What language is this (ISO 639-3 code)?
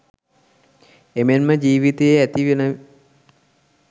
sin